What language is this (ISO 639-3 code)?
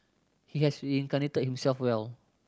eng